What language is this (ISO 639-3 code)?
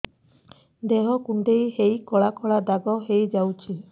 ori